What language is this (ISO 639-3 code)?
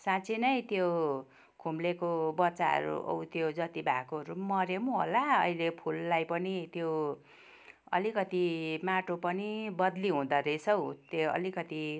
nep